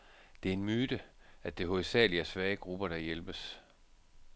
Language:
Danish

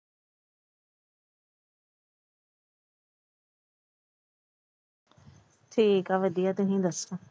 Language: Punjabi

